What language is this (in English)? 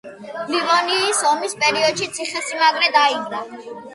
Georgian